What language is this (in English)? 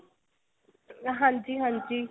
Punjabi